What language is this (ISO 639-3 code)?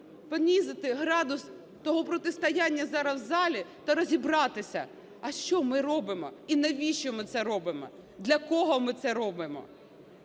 ukr